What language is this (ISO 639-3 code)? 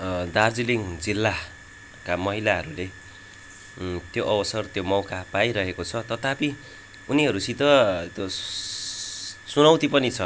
nep